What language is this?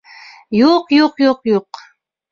Bashkir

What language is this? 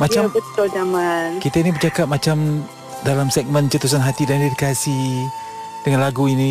Malay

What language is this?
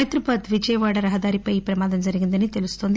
Telugu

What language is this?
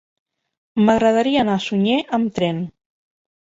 Catalan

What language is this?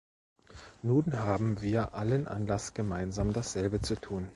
German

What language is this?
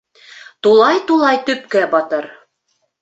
Bashkir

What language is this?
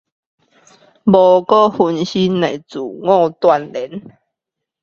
Chinese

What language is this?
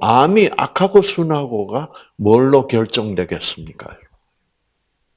Korean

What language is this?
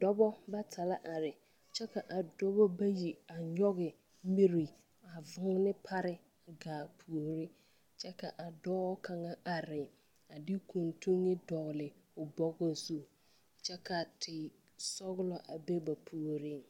Southern Dagaare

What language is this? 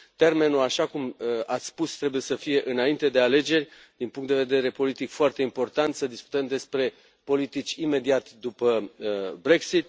Romanian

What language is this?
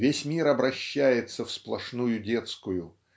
Russian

